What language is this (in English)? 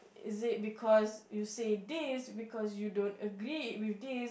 English